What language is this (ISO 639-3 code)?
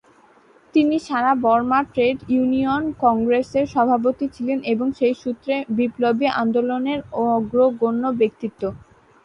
ben